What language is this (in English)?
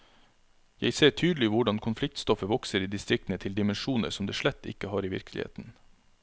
Norwegian